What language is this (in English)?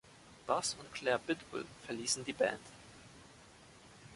German